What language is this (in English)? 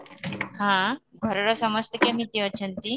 Odia